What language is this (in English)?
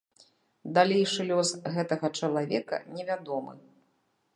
Belarusian